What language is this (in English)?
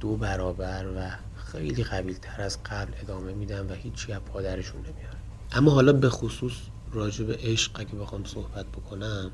Persian